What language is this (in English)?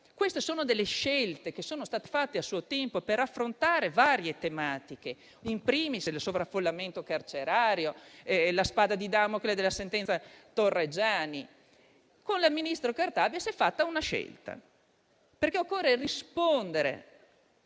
Italian